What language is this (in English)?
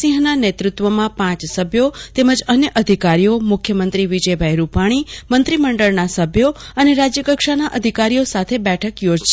Gujarati